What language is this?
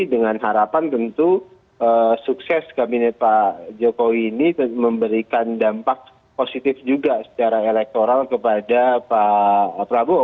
Indonesian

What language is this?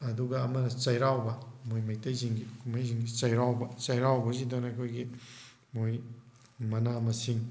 Manipuri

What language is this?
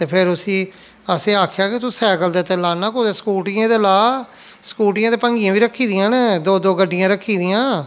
Dogri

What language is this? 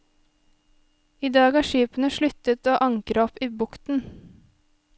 Norwegian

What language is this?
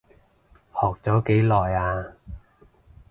Cantonese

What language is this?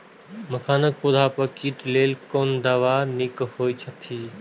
Maithili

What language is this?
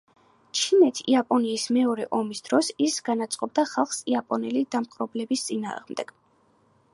Georgian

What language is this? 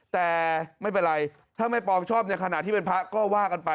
Thai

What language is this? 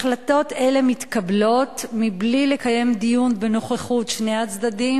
Hebrew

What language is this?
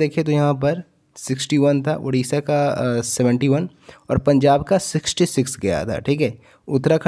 Hindi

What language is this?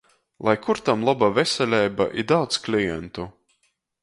Latgalian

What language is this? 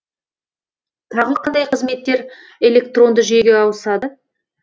Kazakh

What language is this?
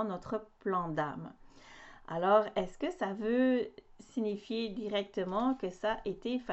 French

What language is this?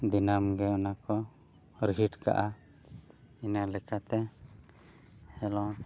Santali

